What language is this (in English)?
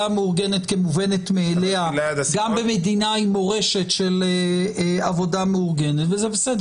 Hebrew